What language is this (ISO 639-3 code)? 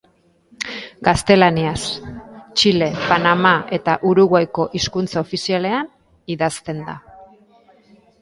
eus